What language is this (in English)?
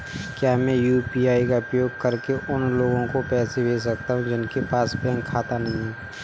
Hindi